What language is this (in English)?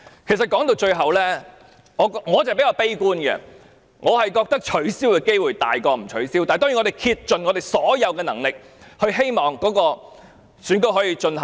Cantonese